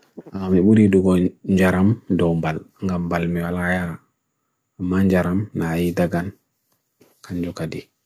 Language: Bagirmi Fulfulde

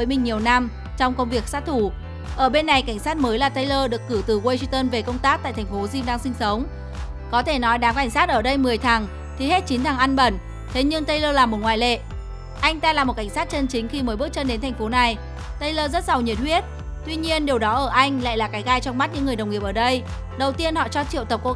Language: Vietnamese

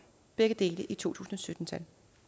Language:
Danish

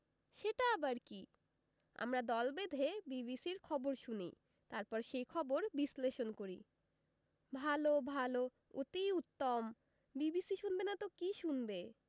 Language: Bangla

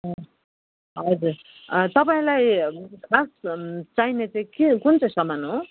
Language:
Nepali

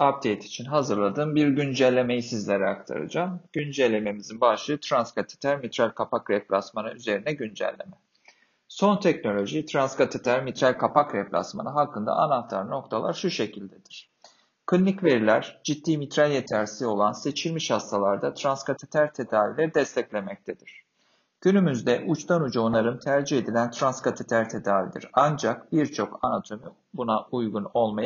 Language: Turkish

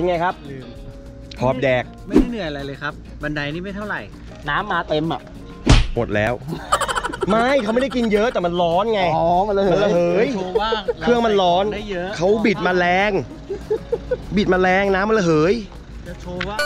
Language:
Thai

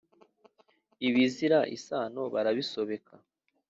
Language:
Kinyarwanda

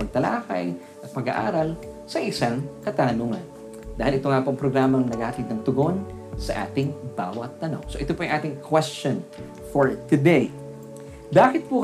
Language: Filipino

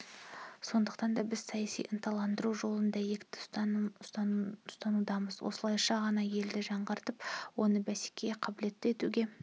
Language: Kazakh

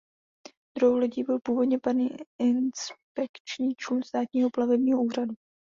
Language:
Czech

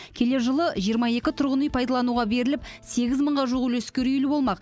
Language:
Kazakh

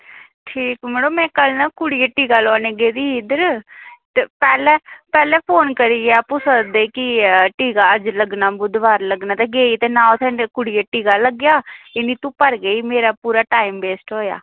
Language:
Dogri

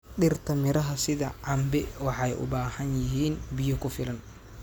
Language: Somali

